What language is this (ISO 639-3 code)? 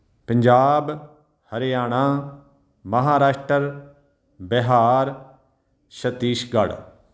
pan